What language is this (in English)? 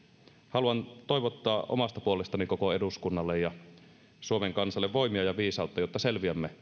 Finnish